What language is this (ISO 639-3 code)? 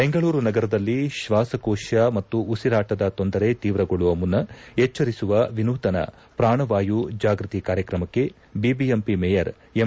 kan